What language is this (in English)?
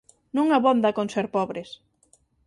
Galician